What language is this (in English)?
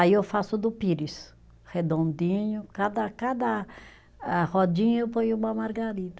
Portuguese